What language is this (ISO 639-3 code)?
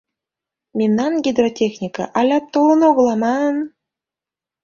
chm